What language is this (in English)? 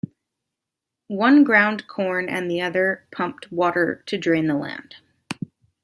English